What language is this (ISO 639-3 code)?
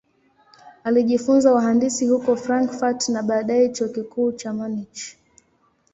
swa